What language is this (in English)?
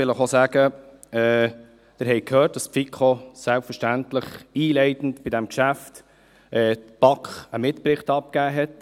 Swiss German